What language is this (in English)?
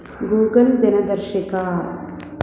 Sanskrit